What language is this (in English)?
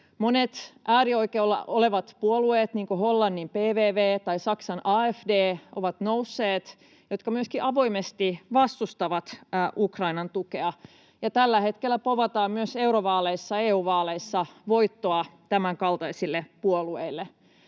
Finnish